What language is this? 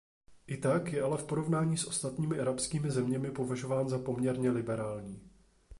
Czech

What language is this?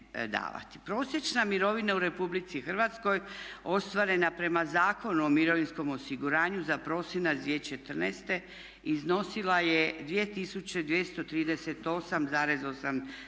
Croatian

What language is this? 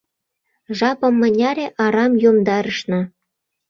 Mari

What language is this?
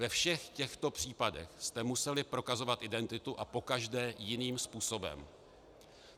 Czech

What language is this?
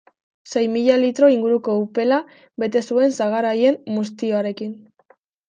Basque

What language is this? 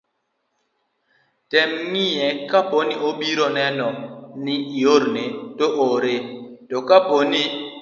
Luo (Kenya and Tanzania)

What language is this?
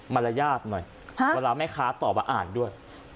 Thai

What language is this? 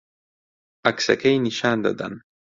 Central Kurdish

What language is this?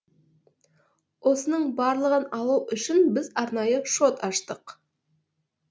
Kazakh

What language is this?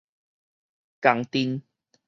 Min Nan Chinese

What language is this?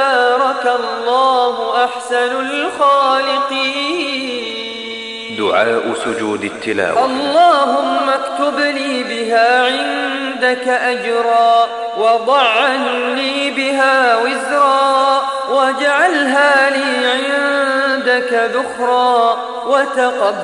Arabic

